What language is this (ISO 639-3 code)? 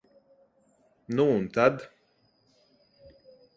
lav